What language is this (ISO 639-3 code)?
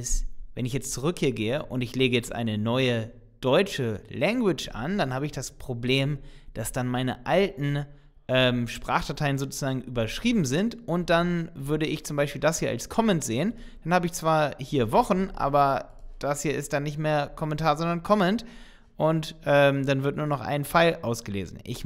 deu